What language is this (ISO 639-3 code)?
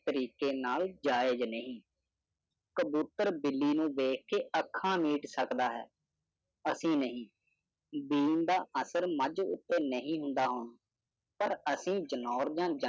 pan